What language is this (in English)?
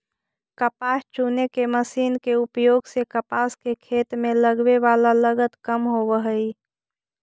Magahi